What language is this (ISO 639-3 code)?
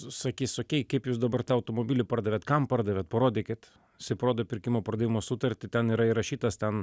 lit